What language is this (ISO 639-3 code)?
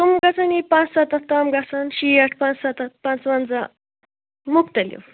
kas